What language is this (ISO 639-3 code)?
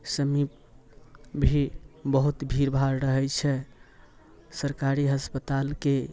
mai